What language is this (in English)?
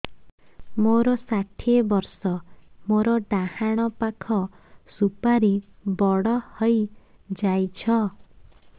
Odia